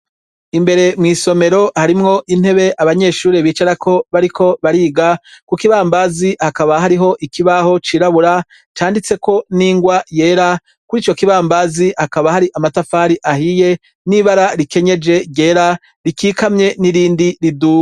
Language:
Rundi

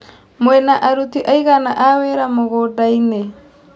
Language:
Kikuyu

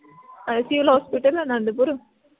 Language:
Punjabi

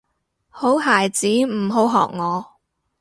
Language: Cantonese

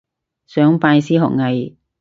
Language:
Cantonese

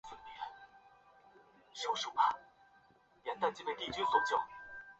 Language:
Chinese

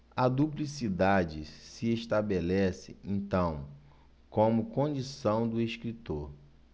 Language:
Portuguese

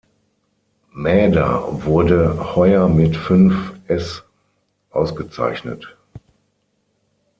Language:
German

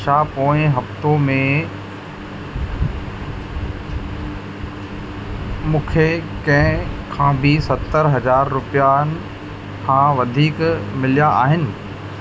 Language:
Sindhi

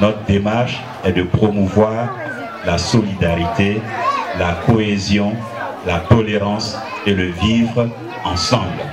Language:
French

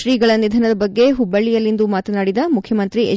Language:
Kannada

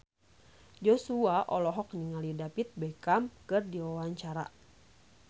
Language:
Sundanese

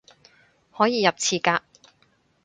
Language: Cantonese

